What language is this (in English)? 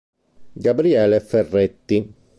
Italian